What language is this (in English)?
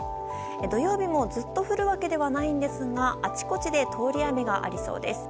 Japanese